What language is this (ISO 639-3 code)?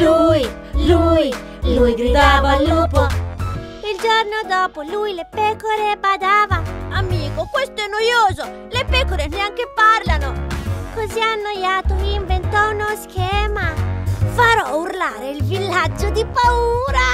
ita